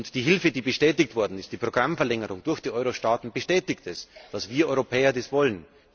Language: German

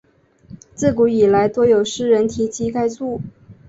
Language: Chinese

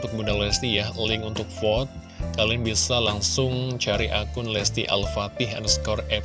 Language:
Indonesian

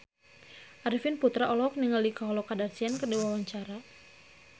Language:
Sundanese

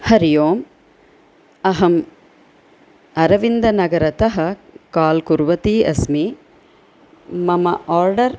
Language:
Sanskrit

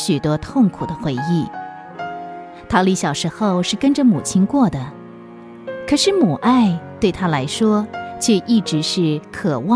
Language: Chinese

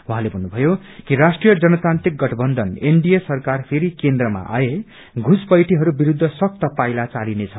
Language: Nepali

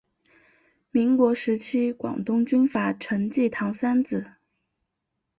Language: Chinese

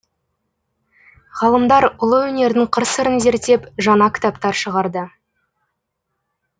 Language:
Kazakh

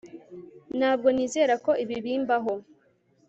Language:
Kinyarwanda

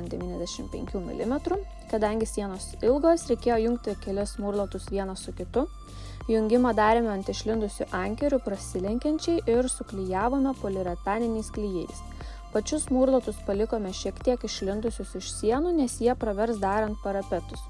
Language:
Lithuanian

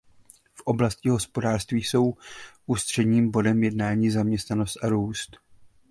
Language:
Czech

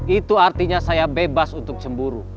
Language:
Indonesian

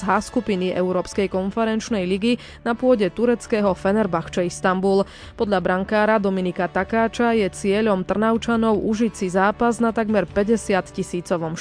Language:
Slovak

